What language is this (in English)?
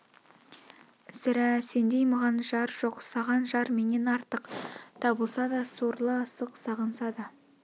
Kazakh